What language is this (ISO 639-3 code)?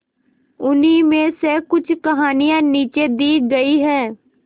hin